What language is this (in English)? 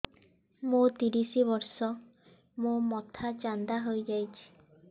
Odia